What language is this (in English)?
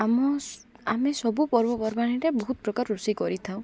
Odia